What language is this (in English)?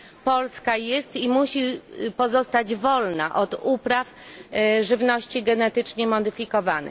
Polish